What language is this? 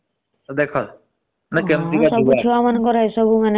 Odia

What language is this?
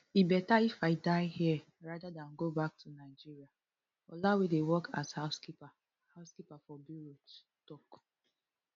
Nigerian Pidgin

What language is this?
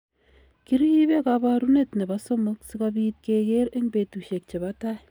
Kalenjin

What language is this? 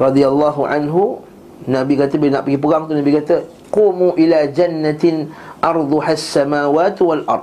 Malay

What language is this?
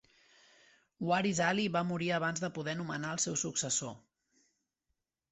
Catalan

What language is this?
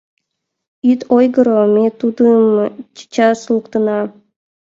Mari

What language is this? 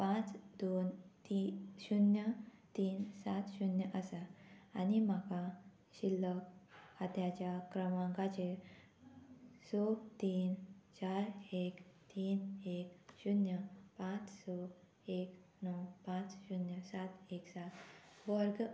Konkani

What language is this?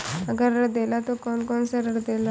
Bhojpuri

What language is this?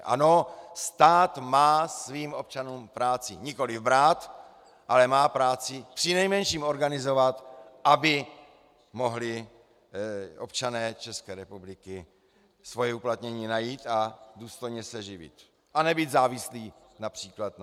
Czech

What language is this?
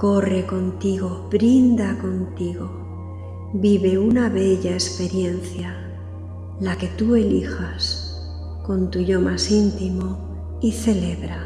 Spanish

